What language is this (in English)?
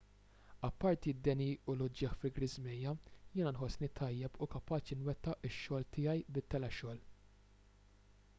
Maltese